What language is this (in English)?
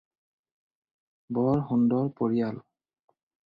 Assamese